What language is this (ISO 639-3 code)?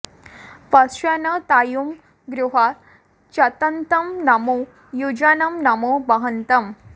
san